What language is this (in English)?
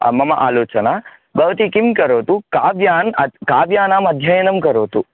Sanskrit